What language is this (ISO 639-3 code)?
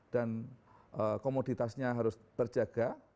ind